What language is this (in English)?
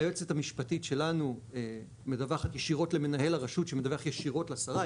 Hebrew